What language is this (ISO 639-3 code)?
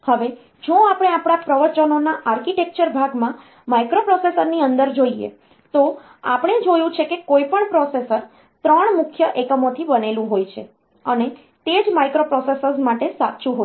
guj